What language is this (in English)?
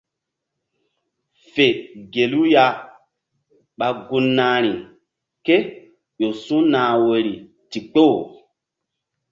Mbum